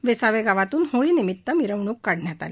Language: Marathi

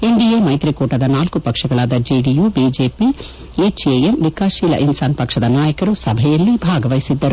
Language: Kannada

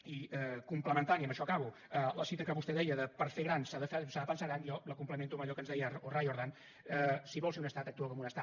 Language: Catalan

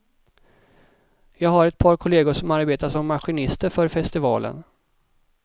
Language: Swedish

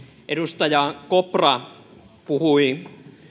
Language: Finnish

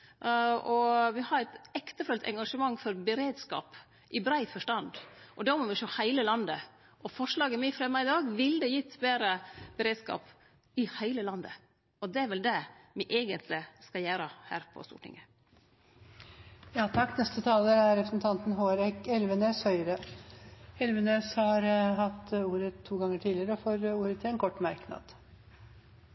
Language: Norwegian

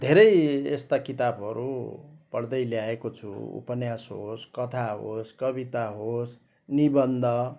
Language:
Nepali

